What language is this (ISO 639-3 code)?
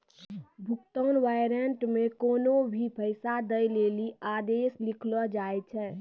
mai